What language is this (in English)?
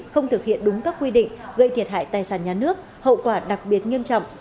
Vietnamese